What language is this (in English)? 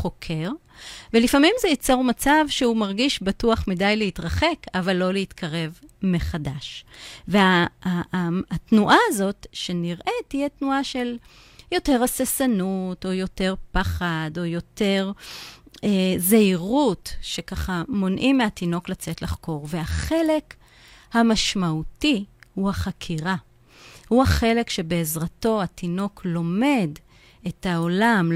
Hebrew